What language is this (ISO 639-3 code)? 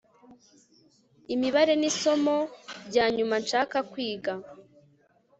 kin